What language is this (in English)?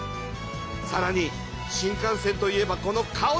Japanese